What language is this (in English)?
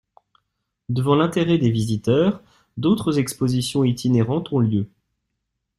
French